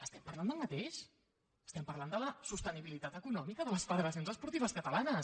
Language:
Catalan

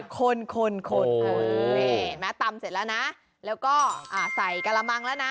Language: Thai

